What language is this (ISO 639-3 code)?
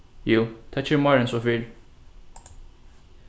fao